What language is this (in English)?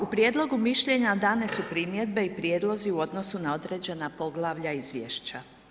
Croatian